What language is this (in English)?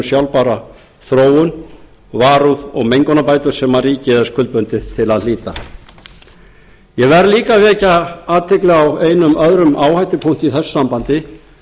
Icelandic